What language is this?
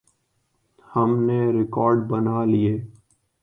Urdu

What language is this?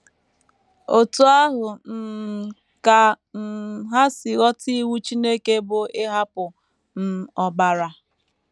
Igbo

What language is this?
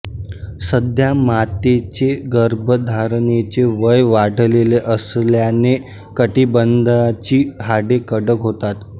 Marathi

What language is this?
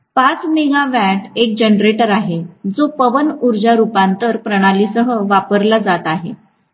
Marathi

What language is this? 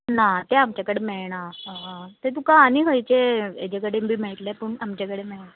Konkani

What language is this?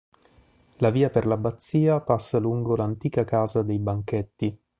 Italian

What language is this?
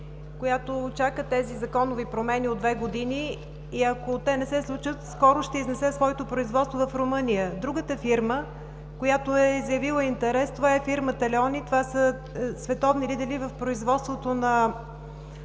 Bulgarian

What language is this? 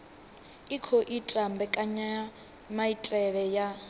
Venda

